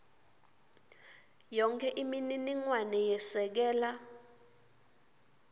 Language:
Swati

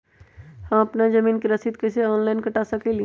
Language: Magahi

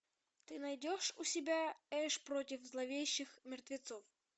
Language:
Russian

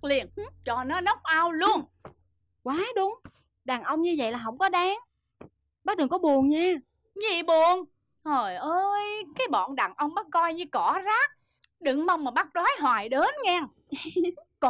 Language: Vietnamese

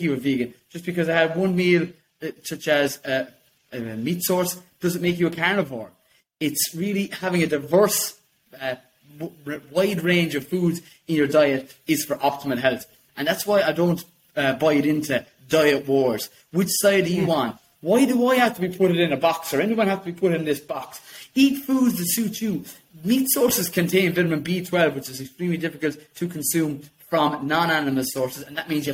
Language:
English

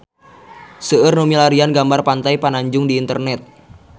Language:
Sundanese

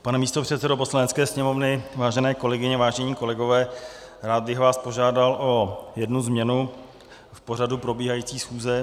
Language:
Czech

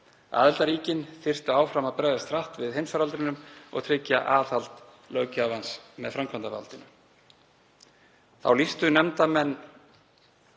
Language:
Icelandic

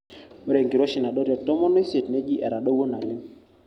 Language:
Masai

